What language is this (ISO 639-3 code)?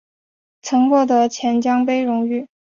zho